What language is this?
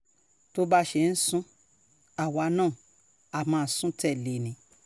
Yoruba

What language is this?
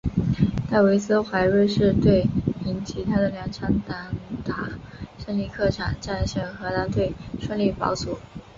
Chinese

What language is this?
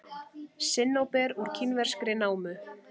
Icelandic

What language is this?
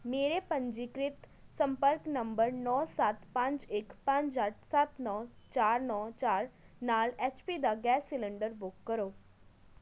Punjabi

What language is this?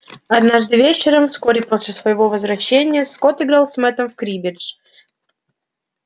Russian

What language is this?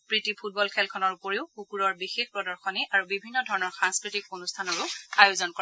Assamese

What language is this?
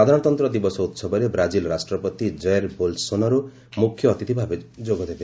Odia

